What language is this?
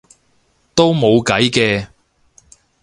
Cantonese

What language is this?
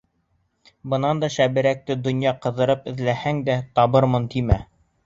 Bashkir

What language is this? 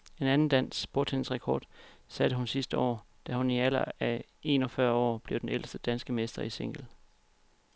Danish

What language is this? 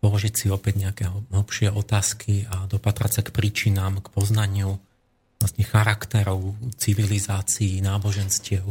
Slovak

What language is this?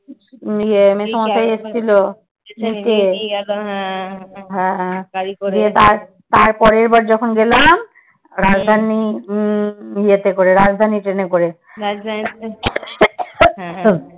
Bangla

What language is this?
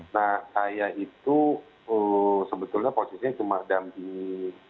Indonesian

